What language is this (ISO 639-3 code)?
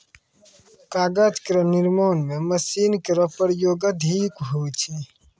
mai